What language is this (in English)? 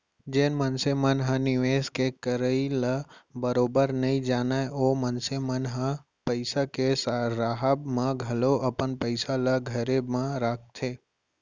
Chhattisgarhi